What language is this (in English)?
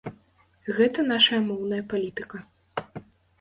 Belarusian